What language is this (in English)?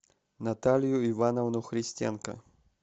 Russian